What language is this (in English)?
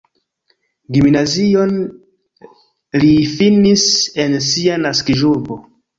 Esperanto